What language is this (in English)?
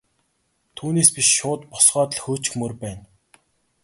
Mongolian